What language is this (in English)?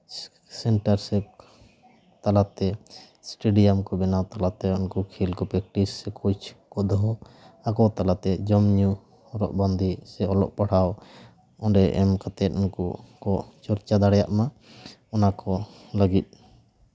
Santali